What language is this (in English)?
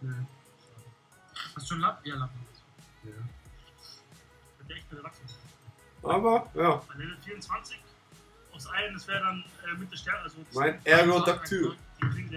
German